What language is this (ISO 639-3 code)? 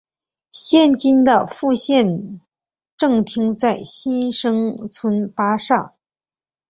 zho